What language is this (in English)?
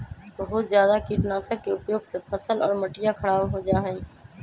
Magahi